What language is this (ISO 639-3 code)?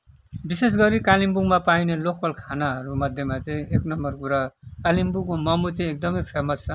nep